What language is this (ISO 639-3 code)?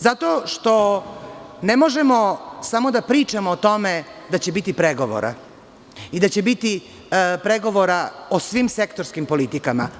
srp